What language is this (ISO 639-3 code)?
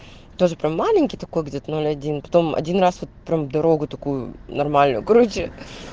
rus